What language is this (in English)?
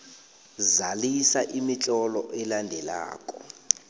South Ndebele